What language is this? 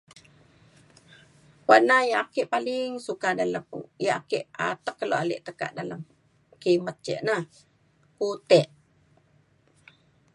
Mainstream Kenyah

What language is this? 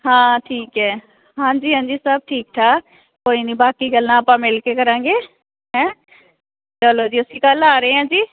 Punjabi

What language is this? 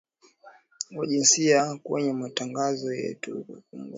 Swahili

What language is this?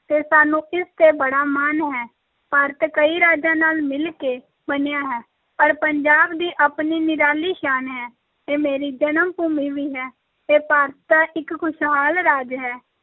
Punjabi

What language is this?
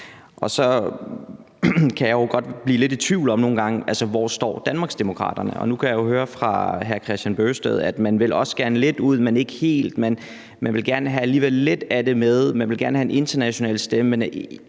Danish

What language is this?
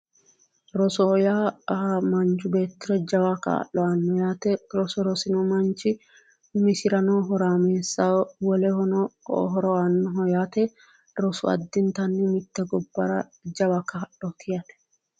Sidamo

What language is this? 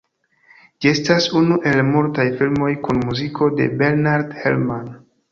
Esperanto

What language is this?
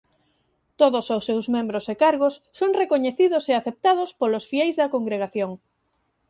Galician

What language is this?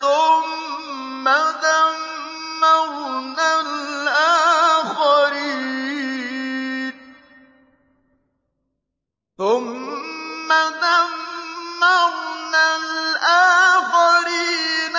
Arabic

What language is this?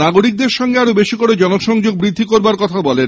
Bangla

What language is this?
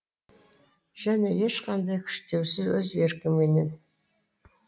Kazakh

